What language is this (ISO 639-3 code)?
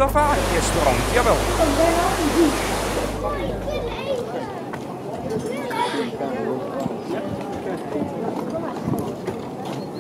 nld